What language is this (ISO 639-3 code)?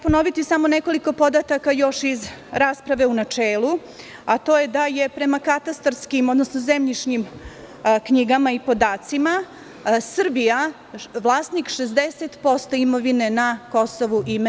srp